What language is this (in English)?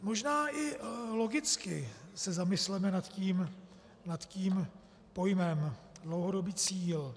Czech